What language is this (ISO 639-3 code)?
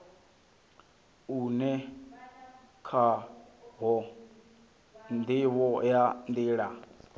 ven